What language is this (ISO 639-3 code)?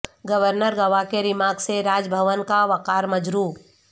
urd